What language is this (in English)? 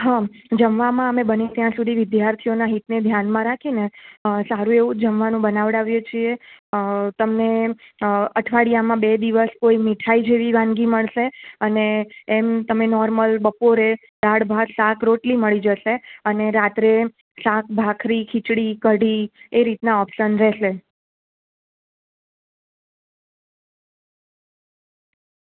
Gujarati